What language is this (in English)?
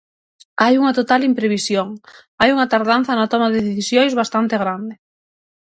Galician